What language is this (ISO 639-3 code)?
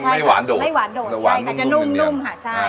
tha